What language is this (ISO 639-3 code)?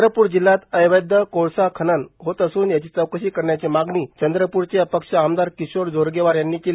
mar